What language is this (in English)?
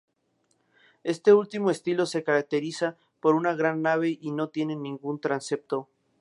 Spanish